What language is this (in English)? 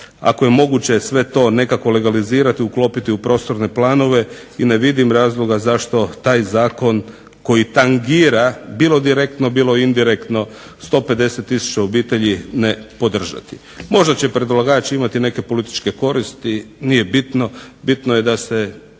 Croatian